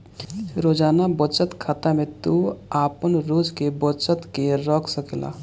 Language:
Bhojpuri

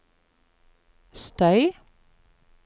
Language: Norwegian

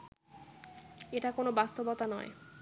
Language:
Bangla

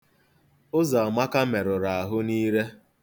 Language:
Igbo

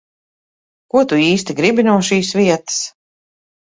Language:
Latvian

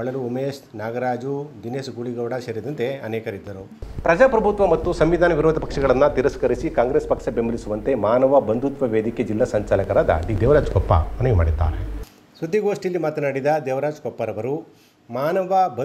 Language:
Kannada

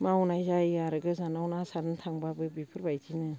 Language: Bodo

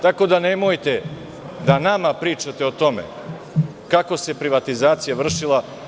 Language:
Serbian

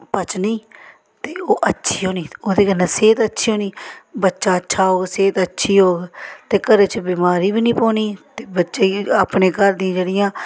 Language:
Dogri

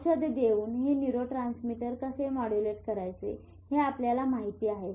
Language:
Marathi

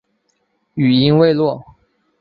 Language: Chinese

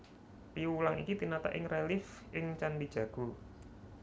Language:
Javanese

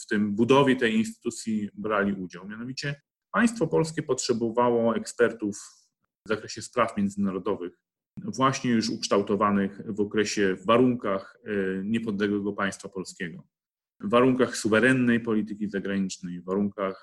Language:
Polish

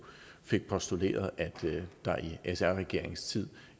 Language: Danish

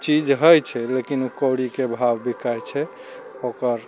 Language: Maithili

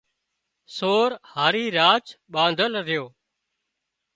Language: Wadiyara Koli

